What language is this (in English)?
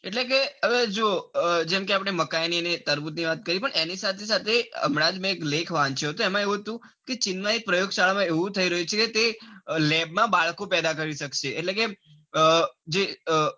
Gujarati